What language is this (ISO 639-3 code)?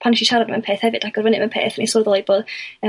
cym